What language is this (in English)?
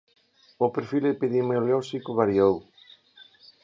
Galician